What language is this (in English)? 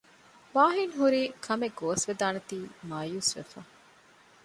Divehi